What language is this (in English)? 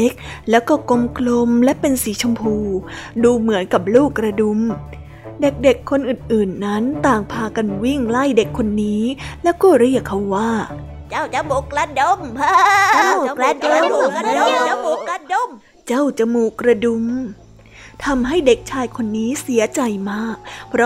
Thai